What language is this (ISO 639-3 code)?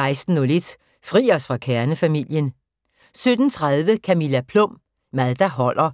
dan